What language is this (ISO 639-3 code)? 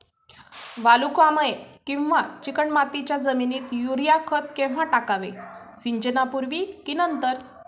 mar